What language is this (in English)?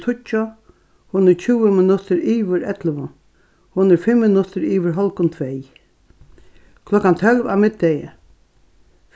Faroese